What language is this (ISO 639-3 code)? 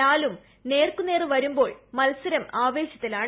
mal